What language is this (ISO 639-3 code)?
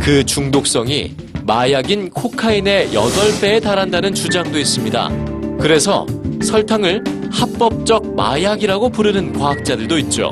kor